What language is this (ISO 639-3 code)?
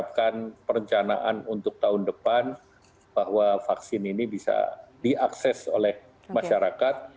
ind